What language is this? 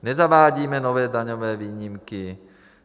Czech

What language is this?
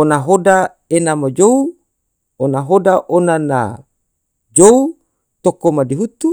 Tidore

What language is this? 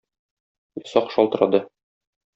Tatar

